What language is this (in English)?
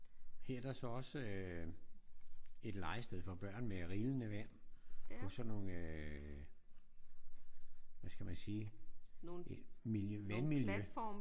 Danish